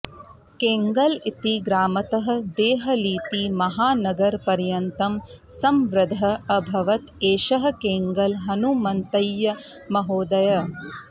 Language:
Sanskrit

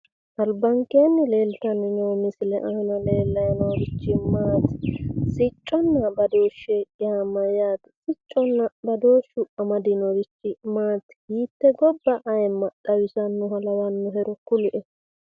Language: Sidamo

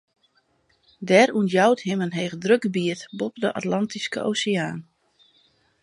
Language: Western Frisian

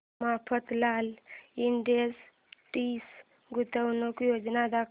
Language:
Marathi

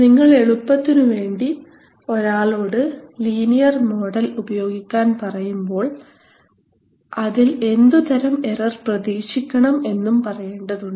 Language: Malayalam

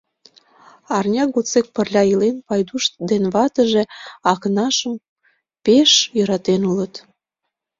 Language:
Mari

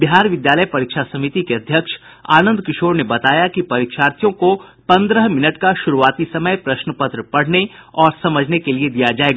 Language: Hindi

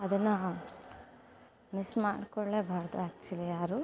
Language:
Kannada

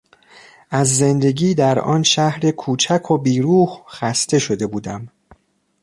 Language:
Persian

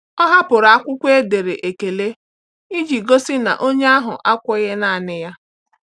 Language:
Igbo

